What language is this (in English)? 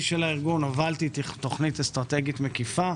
Hebrew